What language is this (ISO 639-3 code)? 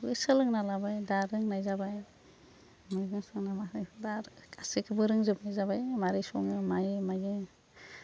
brx